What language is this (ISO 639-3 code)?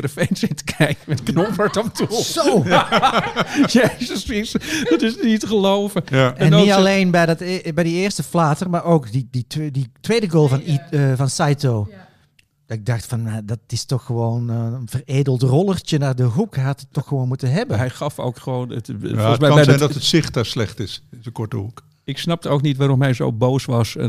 nld